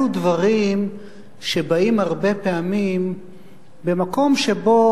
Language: Hebrew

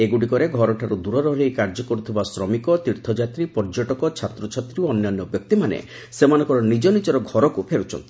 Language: Odia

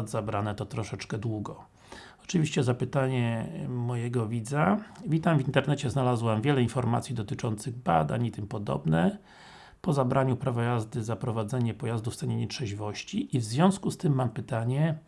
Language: Polish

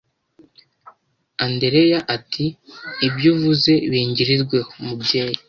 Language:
Kinyarwanda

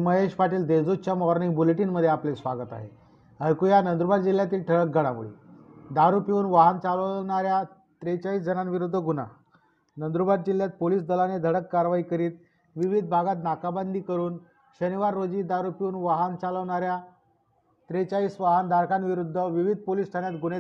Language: Marathi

